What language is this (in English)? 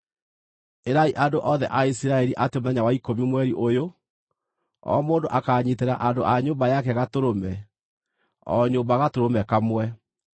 Kikuyu